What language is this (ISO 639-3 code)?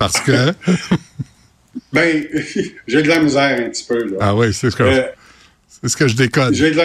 fra